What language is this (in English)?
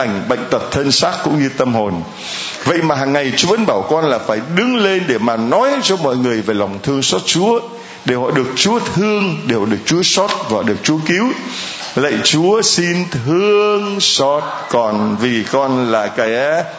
Vietnamese